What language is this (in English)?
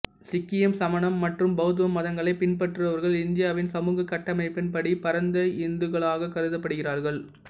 Tamil